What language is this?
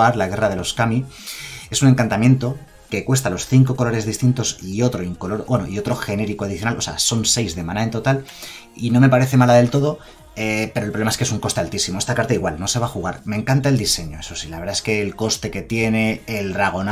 Spanish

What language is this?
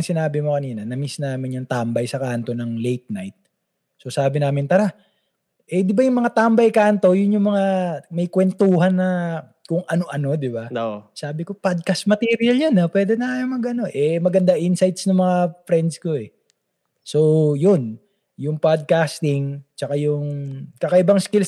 Filipino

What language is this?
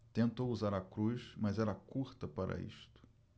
Portuguese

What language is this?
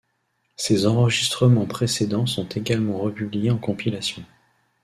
French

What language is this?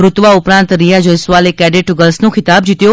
Gujarati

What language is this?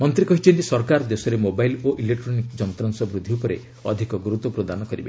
Odia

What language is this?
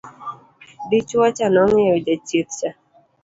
Luo (Kenya and Tanzania)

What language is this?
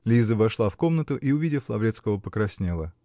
Russian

